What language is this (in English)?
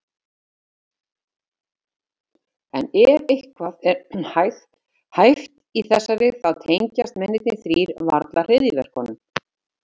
Icelandic